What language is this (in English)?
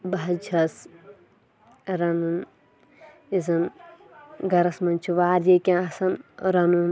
Kashmiri